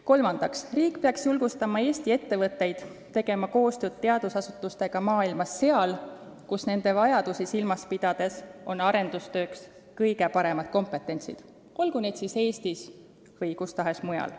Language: Estonian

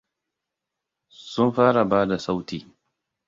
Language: Hausa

